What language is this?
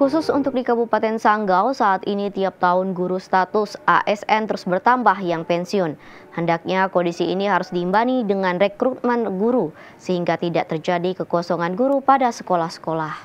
Indonesian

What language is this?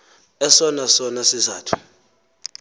Xhosa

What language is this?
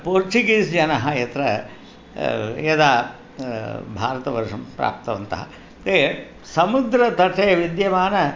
Sanskrit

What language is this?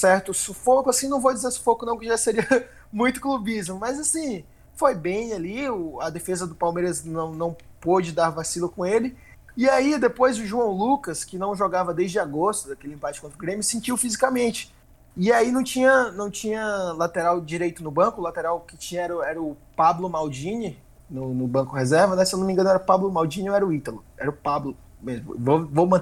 Portuguese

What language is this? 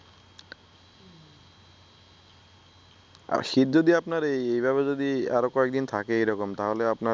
Bangla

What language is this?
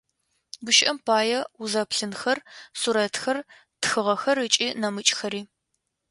Adyghe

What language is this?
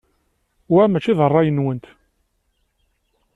Kabyle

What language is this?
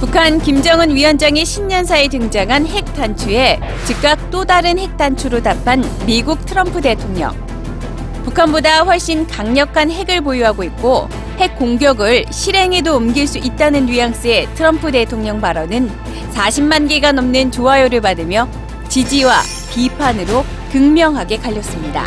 Korean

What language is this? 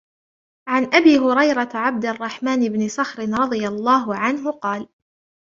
Arabic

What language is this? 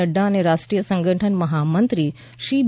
Gujarati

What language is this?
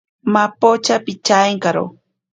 Ashéninka Perené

